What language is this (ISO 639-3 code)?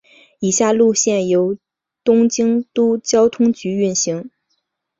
zho